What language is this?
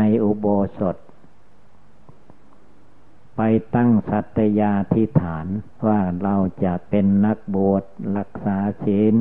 Thai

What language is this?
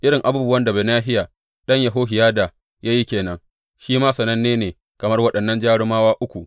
Hausa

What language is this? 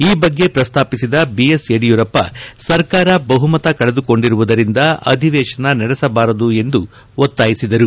Kannada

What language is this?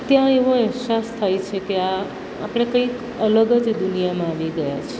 Gujarati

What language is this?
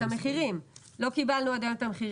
Hebrew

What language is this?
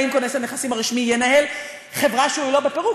Hebrew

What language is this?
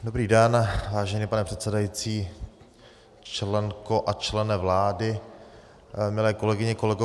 Czech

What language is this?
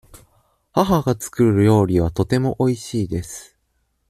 Japanese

